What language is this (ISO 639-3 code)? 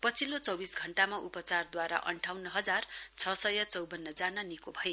nep